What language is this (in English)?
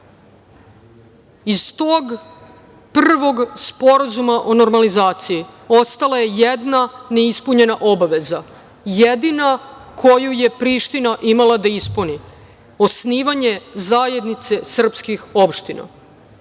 Serbian